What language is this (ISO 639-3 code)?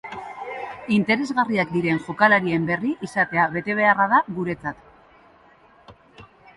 eus